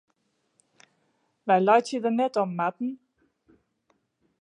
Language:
Western Frisian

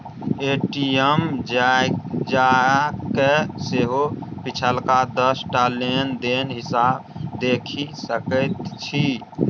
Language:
Maithili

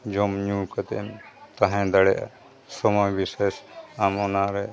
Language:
Santali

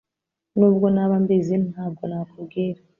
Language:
Kinyarwanda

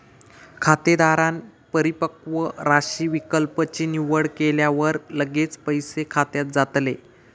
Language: Marathi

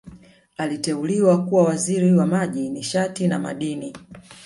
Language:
Swahili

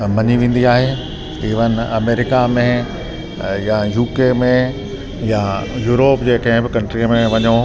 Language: Sindhi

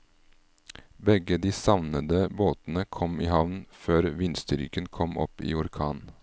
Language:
Norwegian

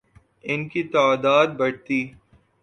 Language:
Urdu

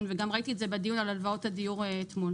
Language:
Hebrew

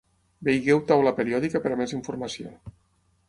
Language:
Catalan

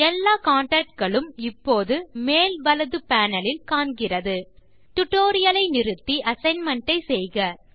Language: Tamil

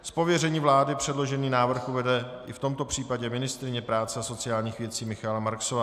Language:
Czech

